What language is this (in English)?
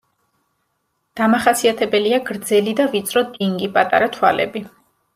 Georgian